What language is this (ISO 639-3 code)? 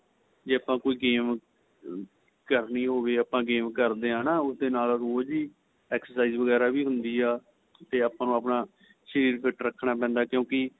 pan